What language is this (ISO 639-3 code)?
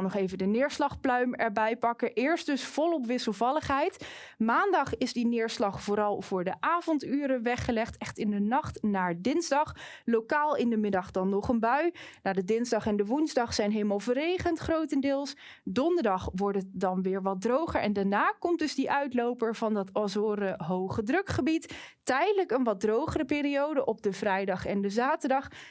nld